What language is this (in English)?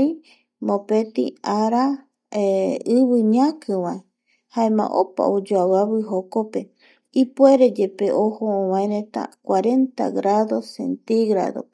Eastern Bolivian Guaraní